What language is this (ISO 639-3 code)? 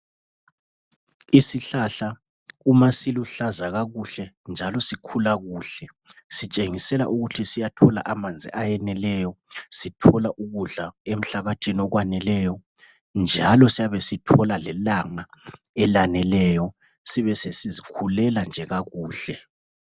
nde